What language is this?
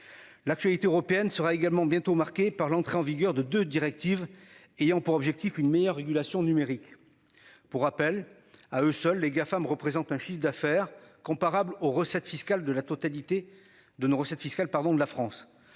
French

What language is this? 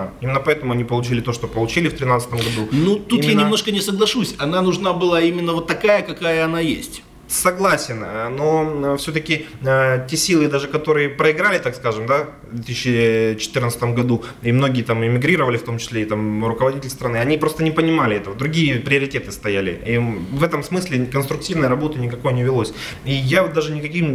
Russian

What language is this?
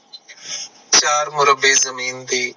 Punjabi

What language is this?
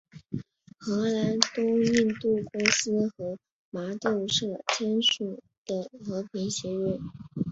Chinese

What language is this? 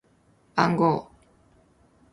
Japanese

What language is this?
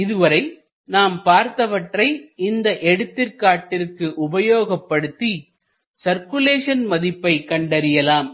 Tamil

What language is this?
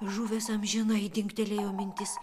Lithuanian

